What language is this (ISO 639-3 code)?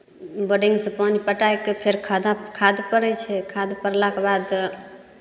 mai